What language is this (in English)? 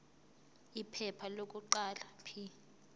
Zulu